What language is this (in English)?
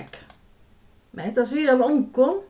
Faroese